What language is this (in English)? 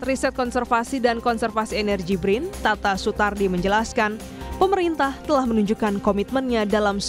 Indonesian